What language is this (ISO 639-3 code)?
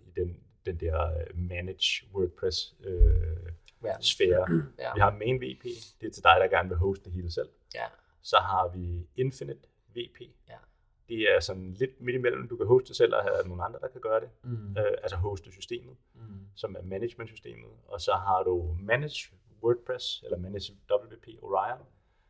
dan